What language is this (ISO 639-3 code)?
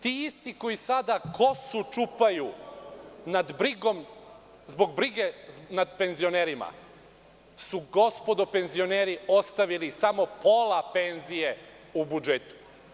srp